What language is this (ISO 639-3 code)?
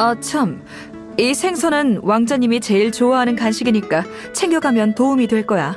kor